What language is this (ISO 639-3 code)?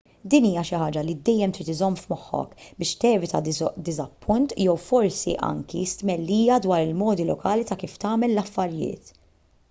mlt